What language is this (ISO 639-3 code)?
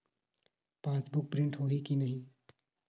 hne